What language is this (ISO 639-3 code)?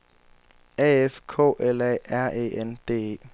dan